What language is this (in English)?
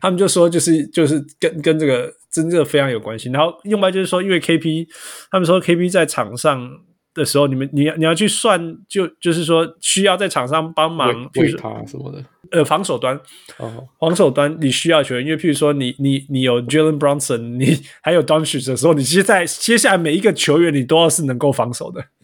Chinese